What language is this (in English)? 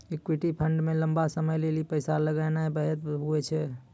Maithili